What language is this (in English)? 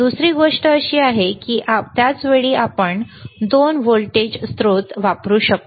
Marathi